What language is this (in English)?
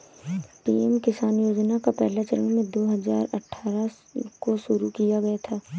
Hindi